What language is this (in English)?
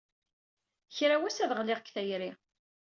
Kabyle